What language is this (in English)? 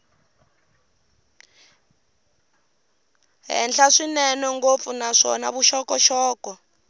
Tsonga